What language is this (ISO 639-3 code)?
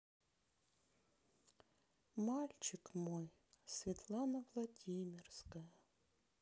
rus